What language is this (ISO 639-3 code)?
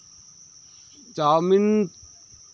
sat